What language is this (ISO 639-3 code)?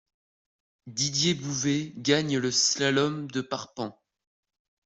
fra